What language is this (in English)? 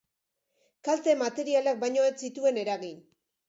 Basque